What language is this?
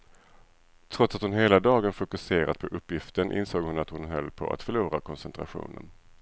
Swedish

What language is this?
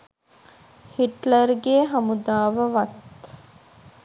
Sinhala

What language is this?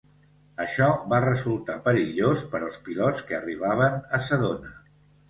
Catalan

